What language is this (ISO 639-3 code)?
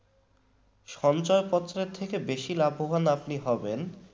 ben